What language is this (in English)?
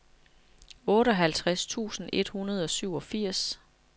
Danish